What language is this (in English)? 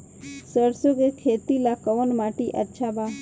Bhojpuri